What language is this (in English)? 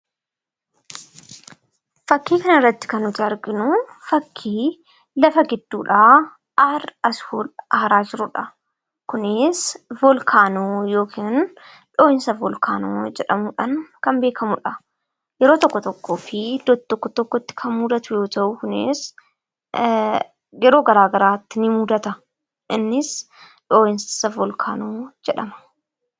Oromo